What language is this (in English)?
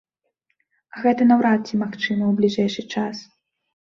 Belarusian